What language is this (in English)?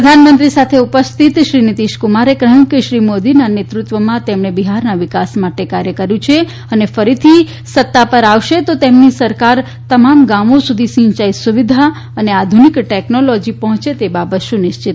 Gujarati